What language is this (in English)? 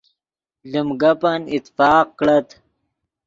Yidgha